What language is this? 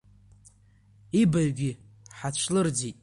Abkhazian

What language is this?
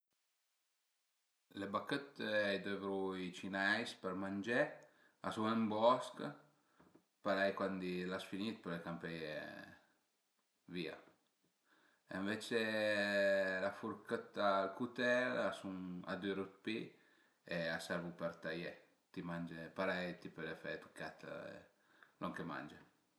Piedmontese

